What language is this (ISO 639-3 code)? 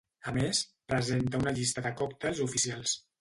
cat